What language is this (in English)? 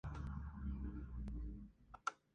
Spanish